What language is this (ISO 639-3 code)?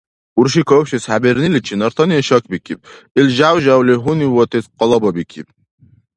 dar